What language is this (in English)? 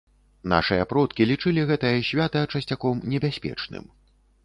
Belarusian